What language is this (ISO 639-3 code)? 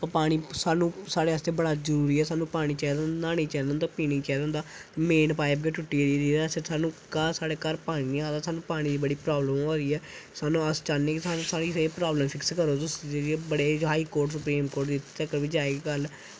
doi